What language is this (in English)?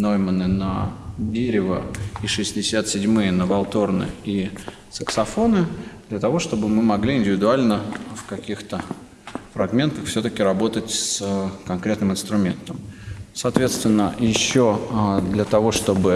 Russian